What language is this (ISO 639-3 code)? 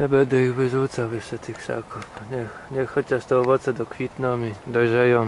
pol